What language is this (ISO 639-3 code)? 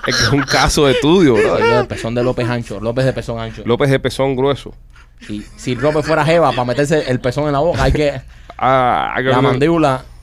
spa